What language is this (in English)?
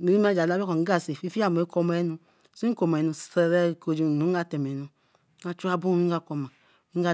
Eleme